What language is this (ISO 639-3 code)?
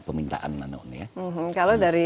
ind